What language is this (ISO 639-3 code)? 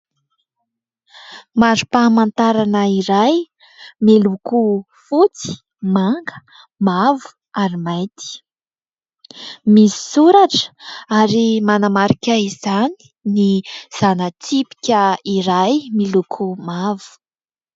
mlg